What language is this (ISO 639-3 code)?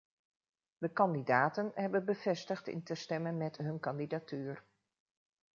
nld